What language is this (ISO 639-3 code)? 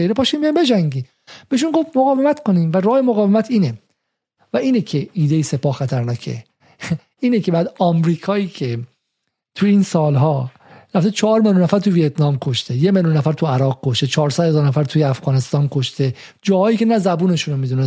fas